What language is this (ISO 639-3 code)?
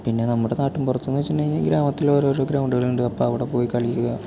mal